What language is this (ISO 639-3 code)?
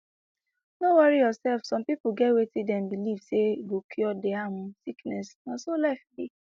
pcm